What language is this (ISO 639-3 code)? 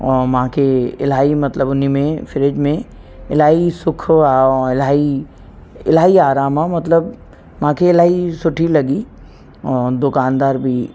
snd